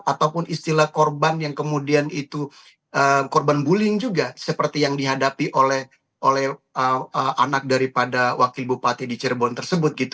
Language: Indonesian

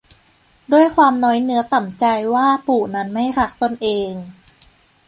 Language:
Thai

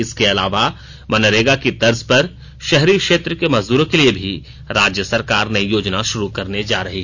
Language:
Hindi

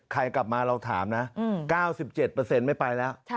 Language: Thai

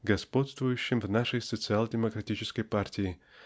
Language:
Russian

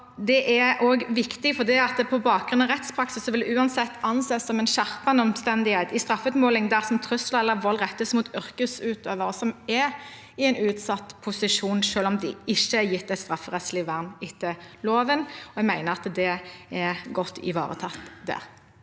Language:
Norwegian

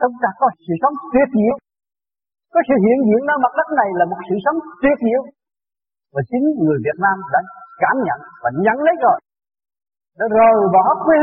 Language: Vietnamese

